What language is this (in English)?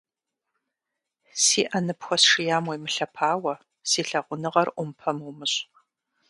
Kabardian